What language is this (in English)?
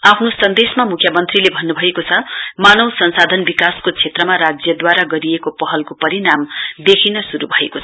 Nepali